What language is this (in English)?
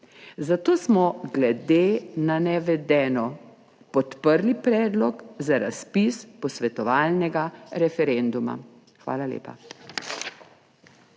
Slovenian